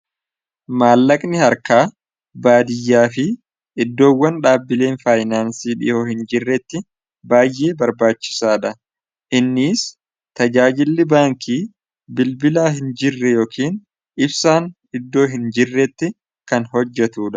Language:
Oromo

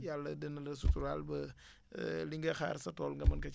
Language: Wolof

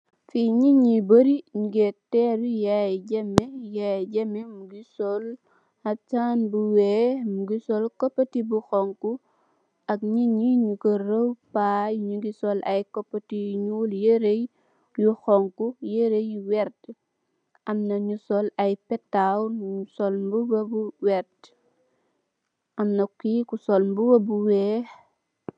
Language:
Wolof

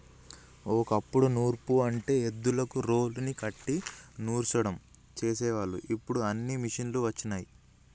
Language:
Telugu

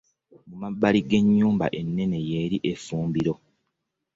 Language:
Ganda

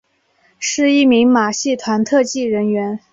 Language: Chinese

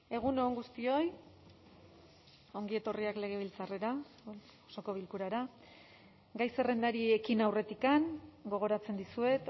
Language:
Basque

